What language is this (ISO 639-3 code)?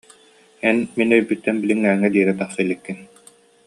sah